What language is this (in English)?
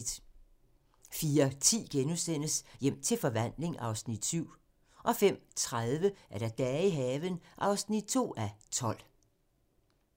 Danish